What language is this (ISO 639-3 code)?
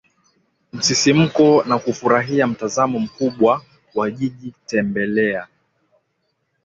swa